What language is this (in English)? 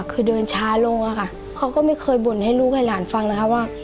Thai